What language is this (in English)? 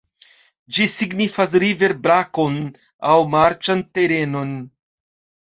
Esperanto